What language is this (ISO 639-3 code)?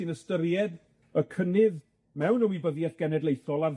cym